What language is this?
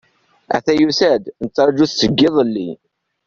Kabyle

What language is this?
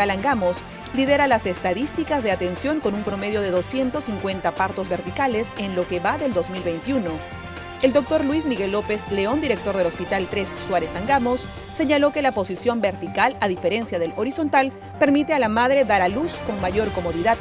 Spanish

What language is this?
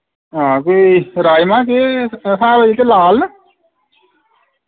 Dogri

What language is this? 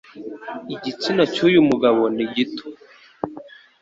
Kinyarwanda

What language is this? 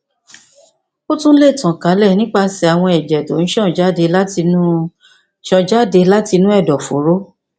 Yoruba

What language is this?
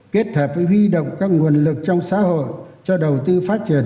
Vietnamese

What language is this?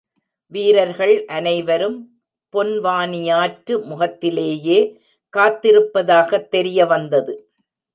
Tamil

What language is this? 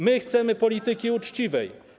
Polish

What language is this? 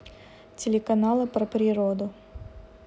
Russian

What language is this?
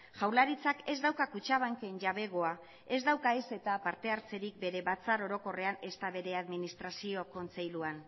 Basque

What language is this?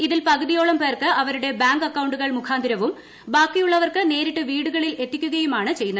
Malayalam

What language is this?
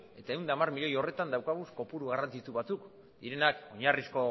Basque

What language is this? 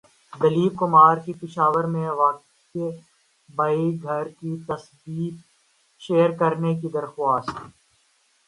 Urdu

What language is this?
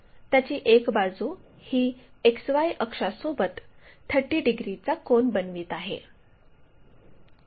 Marathi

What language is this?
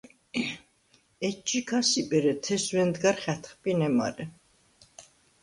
Svan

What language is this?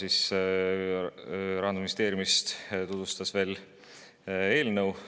Estonian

